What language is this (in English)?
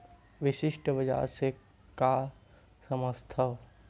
Chhattisgarhi